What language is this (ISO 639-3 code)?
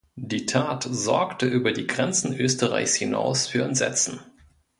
deu